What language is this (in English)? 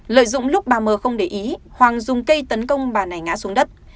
Vietnamese